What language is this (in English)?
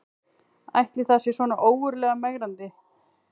Icelandic